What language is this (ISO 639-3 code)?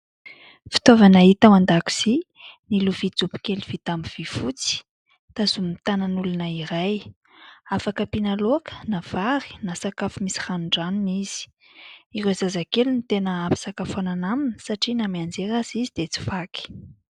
mlg